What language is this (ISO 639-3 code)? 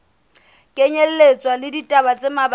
sot